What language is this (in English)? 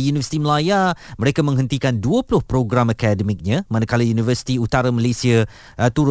Malay